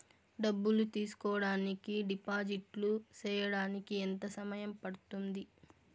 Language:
Telugu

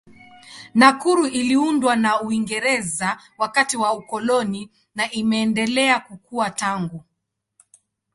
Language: Swahili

